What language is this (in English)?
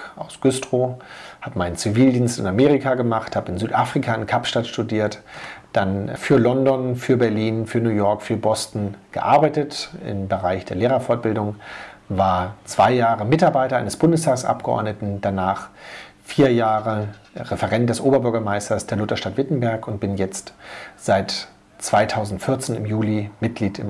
German